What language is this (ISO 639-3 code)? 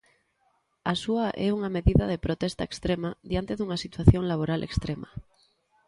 glg